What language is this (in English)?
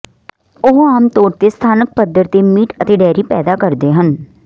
Punjabi